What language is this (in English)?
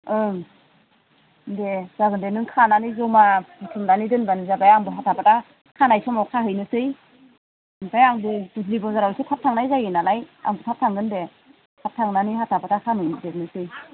Bodo